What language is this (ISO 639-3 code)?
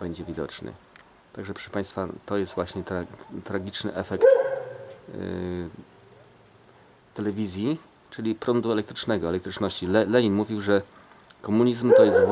pol